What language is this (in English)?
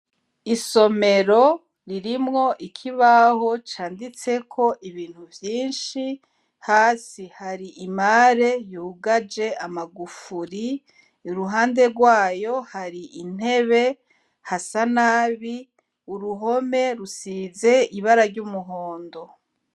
Rundi